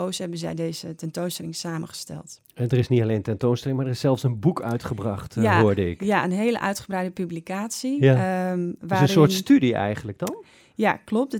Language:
Dutch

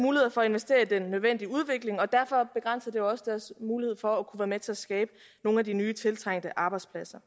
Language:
Danish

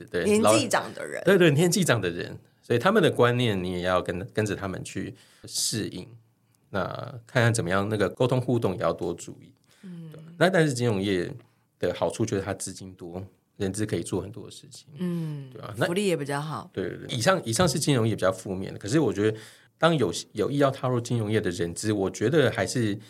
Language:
Chinese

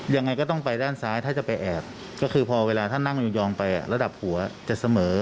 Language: Thai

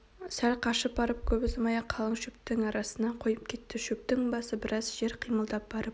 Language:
Kazakh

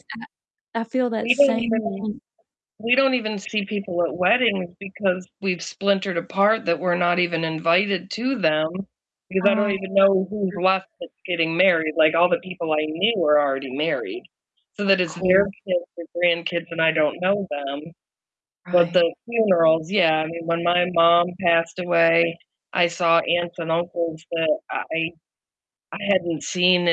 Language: English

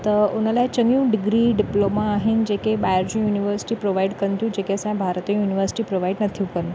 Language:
Sindhi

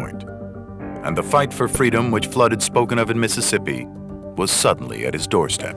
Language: English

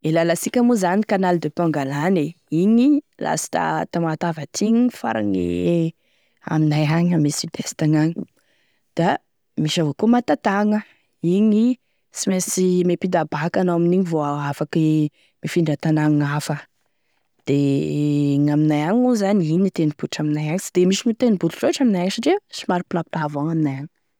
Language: Tesaka Malagasy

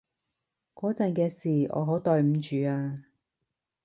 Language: Cantonese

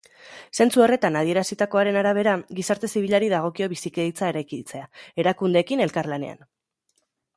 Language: Basque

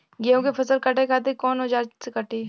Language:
Bhojpuri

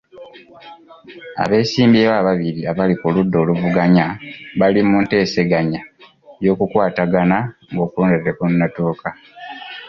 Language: Ganda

